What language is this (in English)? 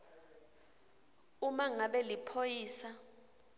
Swati